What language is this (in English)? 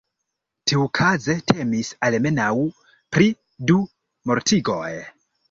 Esperanto